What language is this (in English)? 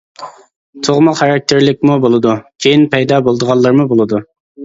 Uyghur